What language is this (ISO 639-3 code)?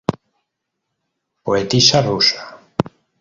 spa